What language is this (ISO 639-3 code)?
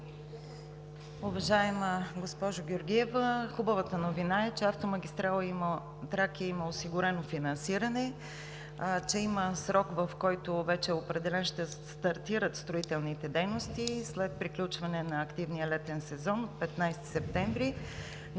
bul